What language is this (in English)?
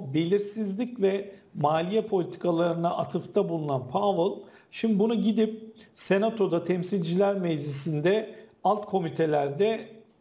Turkish